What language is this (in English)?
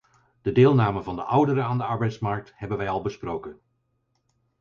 Dutch